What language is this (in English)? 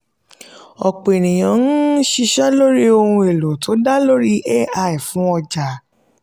Yoruba